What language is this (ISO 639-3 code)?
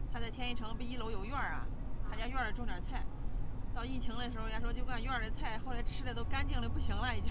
zho